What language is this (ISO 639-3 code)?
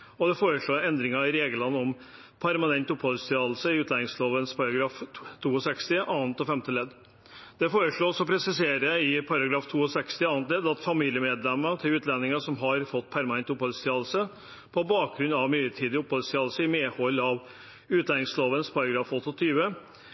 nob